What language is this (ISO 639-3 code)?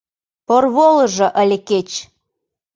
chm